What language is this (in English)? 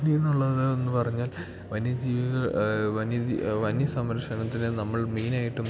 Malayalam